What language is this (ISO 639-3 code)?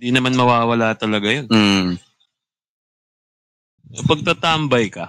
fil